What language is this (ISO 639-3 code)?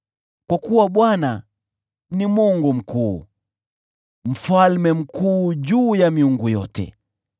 swa